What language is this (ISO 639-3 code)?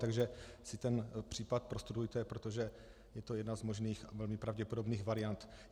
ces